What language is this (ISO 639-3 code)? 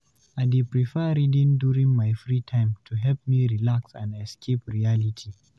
pcm